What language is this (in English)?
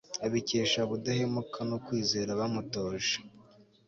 Kinyarwanda